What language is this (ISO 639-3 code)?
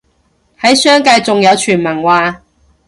yue